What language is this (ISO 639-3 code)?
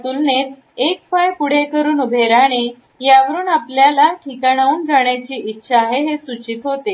mar